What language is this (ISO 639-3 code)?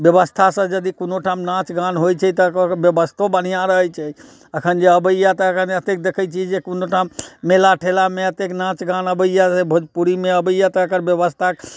mai